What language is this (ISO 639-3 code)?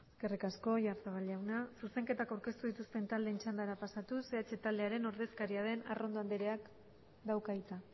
eus